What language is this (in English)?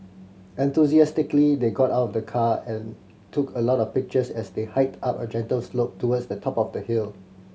English